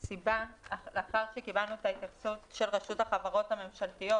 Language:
Hebrew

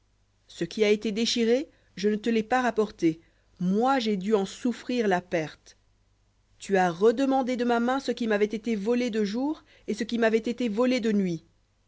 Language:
French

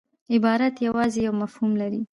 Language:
Pashto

